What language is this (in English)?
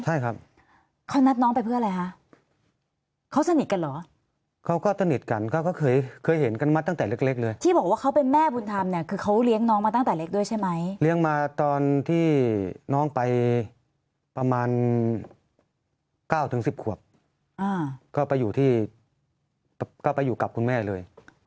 Thai